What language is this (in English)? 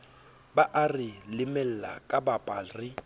Southern Sotho